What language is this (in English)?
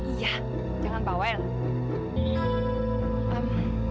Indonesian